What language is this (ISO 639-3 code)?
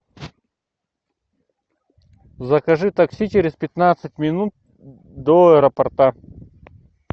rus